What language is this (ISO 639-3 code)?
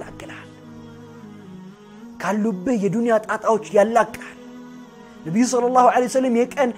ara